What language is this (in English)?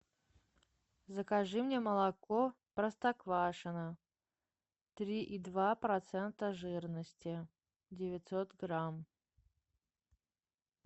Russian